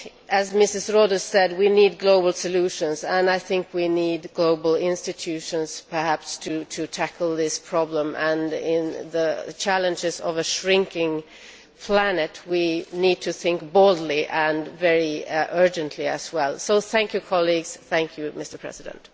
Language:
English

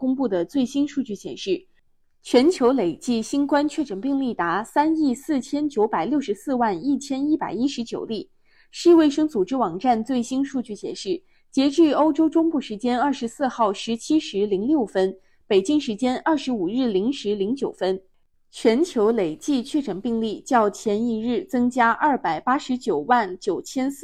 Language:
Chinese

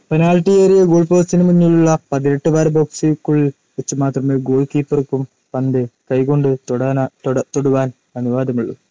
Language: Malayalam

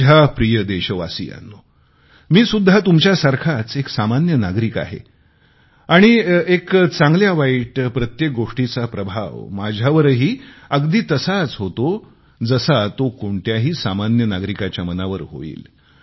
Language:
Marathi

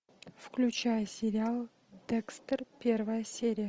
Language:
Russian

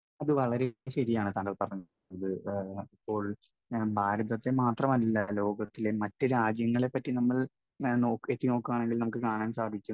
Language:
Malayalam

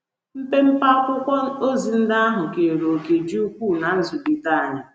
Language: Igbo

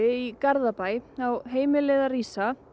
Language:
Icelandic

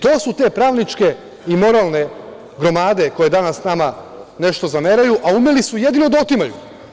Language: Serbian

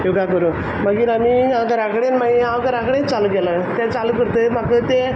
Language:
Konkani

